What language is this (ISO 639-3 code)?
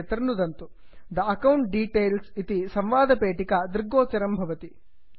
san